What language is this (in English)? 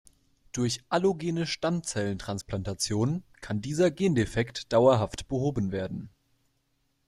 German